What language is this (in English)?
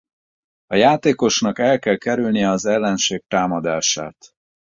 Hungarian